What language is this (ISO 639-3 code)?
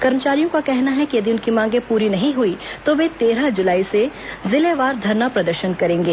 hin